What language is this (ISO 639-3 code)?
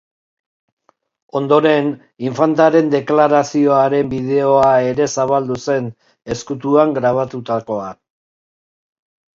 eus